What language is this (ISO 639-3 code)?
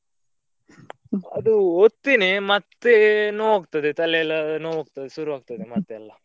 kan